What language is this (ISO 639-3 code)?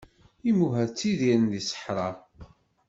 kab